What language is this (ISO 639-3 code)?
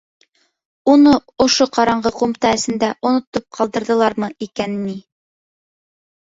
bak